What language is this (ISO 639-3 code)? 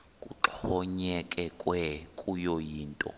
xho